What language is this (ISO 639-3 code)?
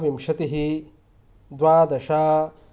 san